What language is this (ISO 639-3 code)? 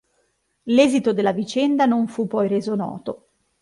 ita